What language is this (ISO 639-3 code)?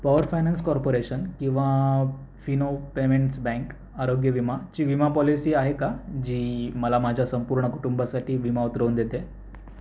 mar